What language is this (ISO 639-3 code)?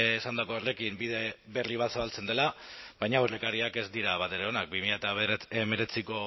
eus